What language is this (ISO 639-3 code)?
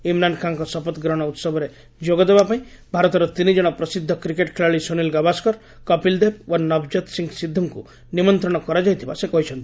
ori